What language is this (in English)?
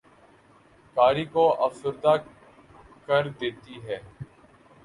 Urdu